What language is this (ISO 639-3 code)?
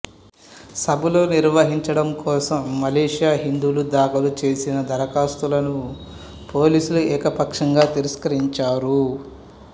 tel